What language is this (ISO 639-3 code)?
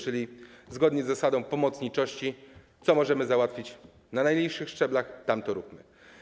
pol